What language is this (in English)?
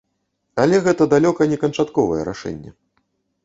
Belarusian